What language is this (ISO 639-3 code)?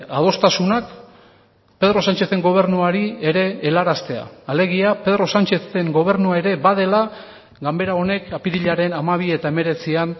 eus